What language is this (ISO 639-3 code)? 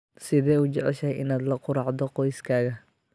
som